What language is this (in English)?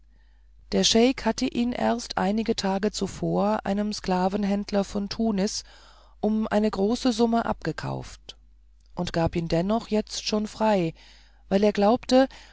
German